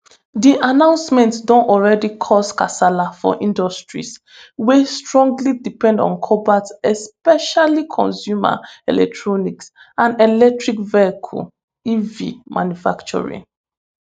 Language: Nigerian Pidgin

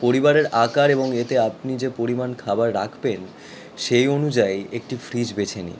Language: Bangla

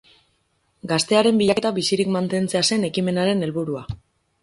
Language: Basque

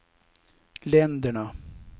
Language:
Swedish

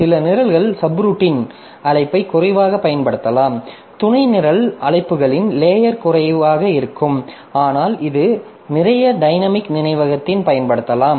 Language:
Tamil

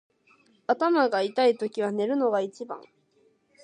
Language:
Japanese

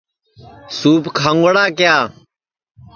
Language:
Sansi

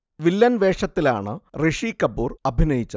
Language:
Malayalam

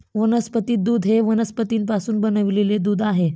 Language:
Marathi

